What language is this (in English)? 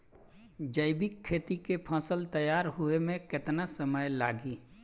Bhojpuri